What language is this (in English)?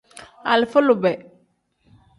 Tem